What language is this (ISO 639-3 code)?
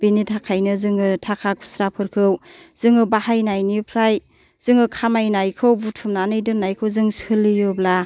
brx